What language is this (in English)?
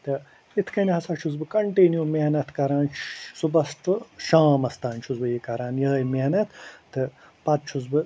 Kashmiri